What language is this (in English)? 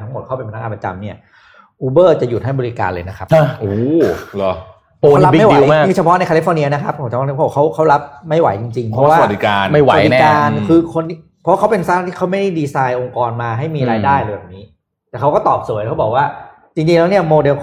Thai